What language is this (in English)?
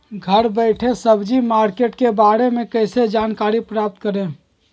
Magahi